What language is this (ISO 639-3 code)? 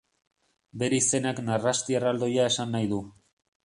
eus